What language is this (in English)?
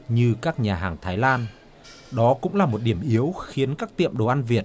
Vietnamese